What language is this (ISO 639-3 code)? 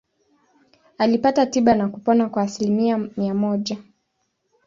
swa